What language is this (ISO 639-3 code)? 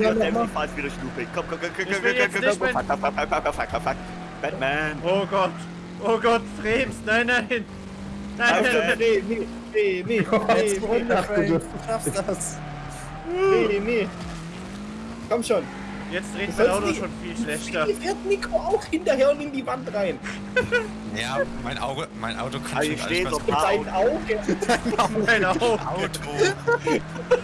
deu